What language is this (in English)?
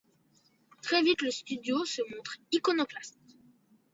French